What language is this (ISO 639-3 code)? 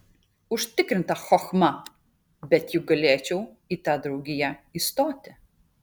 lit